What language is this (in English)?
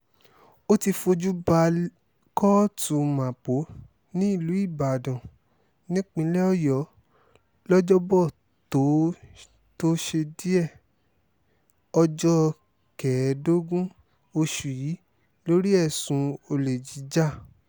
Yoruba